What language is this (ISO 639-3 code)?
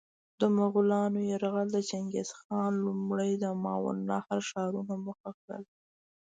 pus